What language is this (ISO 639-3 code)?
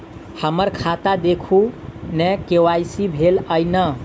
mai